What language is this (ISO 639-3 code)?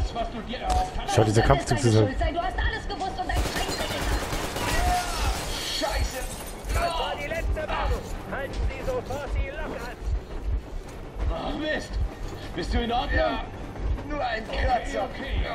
deu